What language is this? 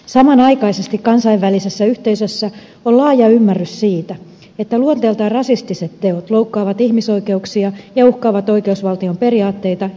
Finnish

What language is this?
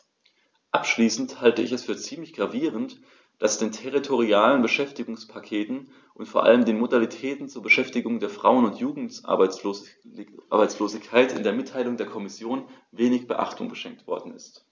German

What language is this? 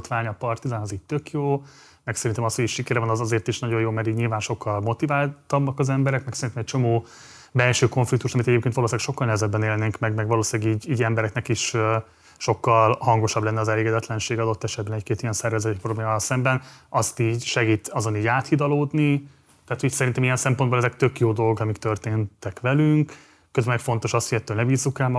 Hungarian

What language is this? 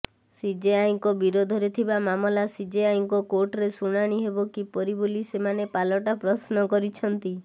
Odia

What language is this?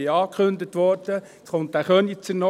Swiss German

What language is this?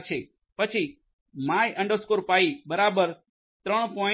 Gujarati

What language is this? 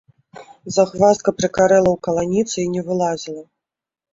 Belarusian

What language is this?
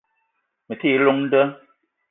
Eton (Cameroon)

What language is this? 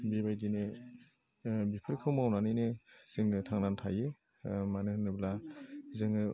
Bodo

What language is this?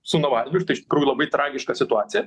Lithuanian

